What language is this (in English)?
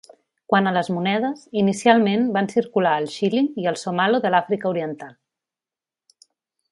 Catalan